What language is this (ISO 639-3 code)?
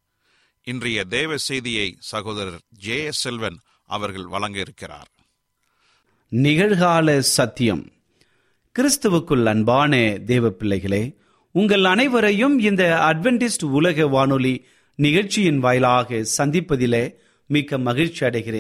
tam